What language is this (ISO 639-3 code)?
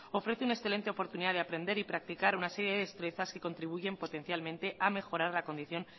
spa